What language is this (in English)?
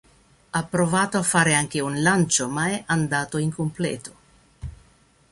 Italian